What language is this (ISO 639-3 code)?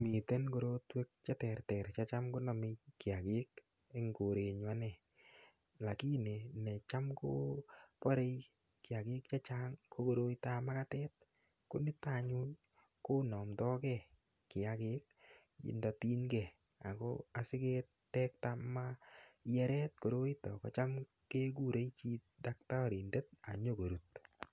kln